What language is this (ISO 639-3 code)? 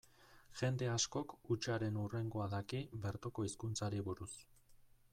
eus